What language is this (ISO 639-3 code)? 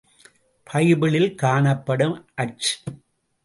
tam